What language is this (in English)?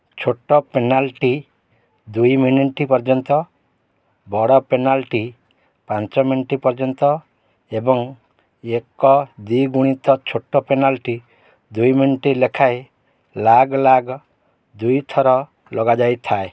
Odia